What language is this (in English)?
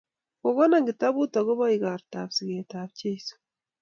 Kalenjin